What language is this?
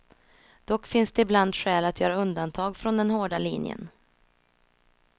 Swedish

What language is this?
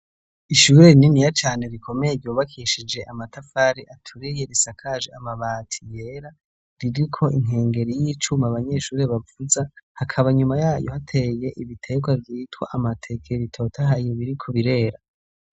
Rundi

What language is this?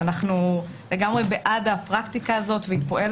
Hebrew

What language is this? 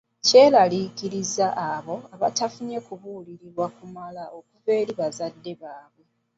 Ganda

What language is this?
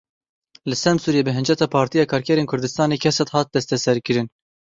Kurdish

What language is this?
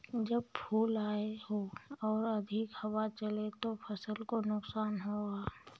Hindi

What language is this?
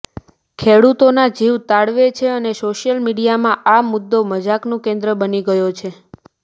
Gujarati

